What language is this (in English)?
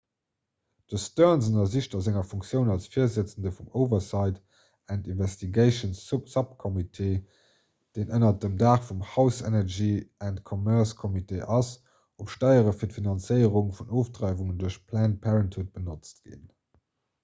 Luxembourgish